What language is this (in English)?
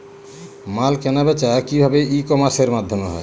Bangla